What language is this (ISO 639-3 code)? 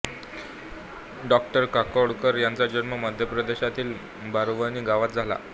mar